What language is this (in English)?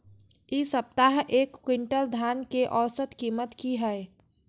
Maithili